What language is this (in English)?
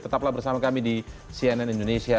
Indonesian